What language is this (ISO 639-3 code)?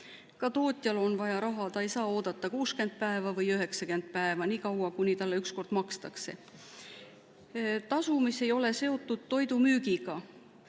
est